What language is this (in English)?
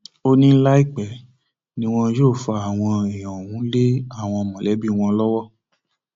Yoruba